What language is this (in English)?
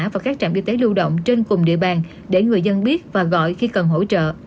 Vietnamese